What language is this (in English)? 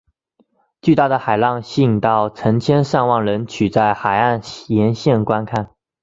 Chinese